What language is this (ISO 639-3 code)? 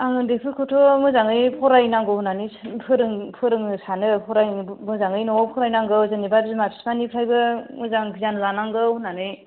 brx